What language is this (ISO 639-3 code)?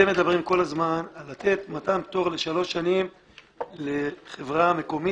heb